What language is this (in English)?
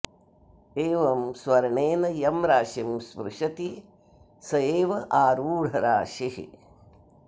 Sanskrit